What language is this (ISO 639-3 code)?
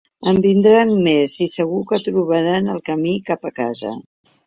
cat